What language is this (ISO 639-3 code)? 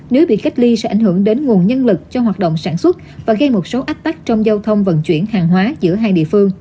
vie